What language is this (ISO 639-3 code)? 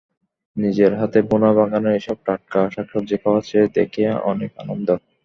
ben